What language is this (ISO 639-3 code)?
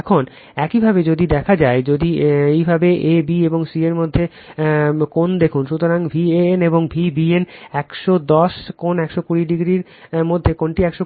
ben